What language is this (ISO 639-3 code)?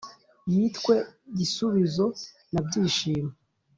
kin